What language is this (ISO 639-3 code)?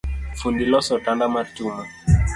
luo